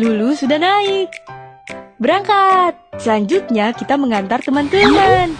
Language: Indonesian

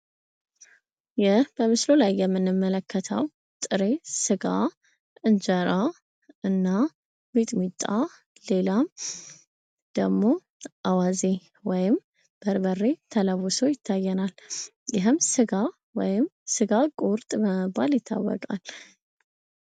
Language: Amharic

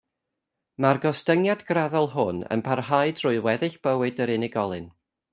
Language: Welsh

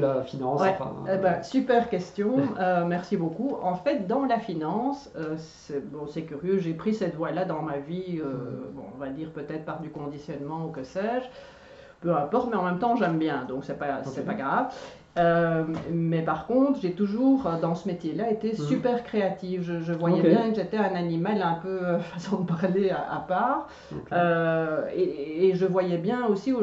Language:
French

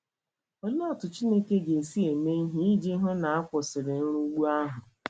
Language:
Igbo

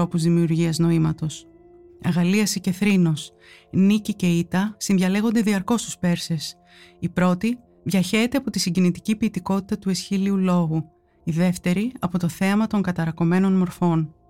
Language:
Greek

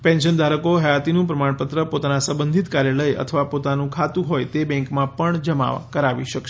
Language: Gujarati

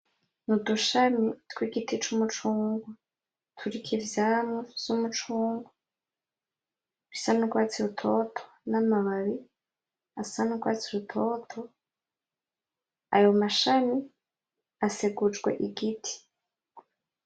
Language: Rundi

